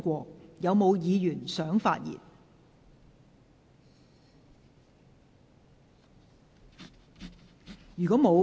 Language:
Cantonese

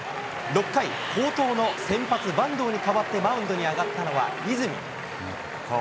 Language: Japanese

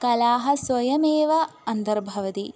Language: Sanskrit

